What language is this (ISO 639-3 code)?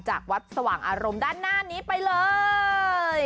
tha